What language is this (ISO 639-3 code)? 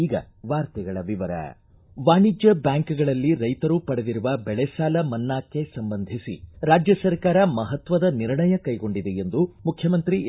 kan